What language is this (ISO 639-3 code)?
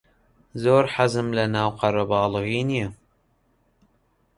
ckb